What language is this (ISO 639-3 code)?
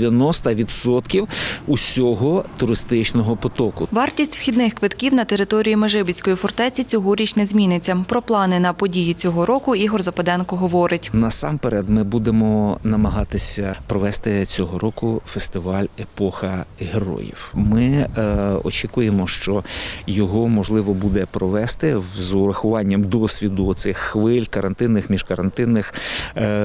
ukr